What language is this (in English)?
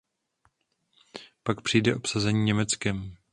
Czech